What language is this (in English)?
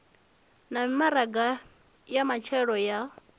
Venda